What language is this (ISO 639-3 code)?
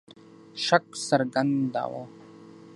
pus